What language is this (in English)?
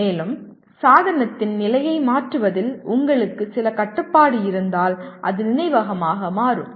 Tamil